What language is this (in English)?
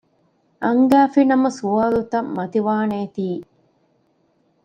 Divehi